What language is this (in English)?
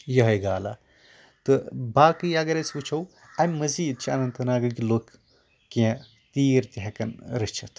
Kashmiri